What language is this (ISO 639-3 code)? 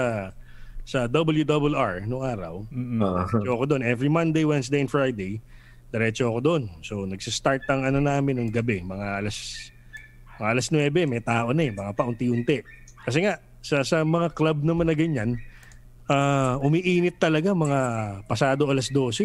fil